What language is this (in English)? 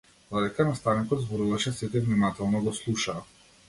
Macedonian